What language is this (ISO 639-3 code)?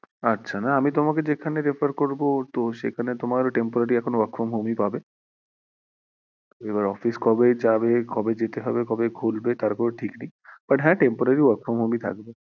ben